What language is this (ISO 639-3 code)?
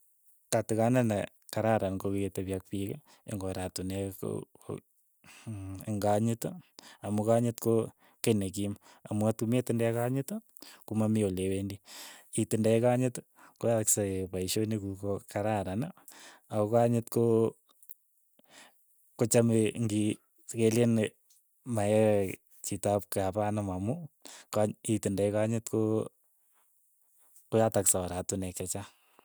eyo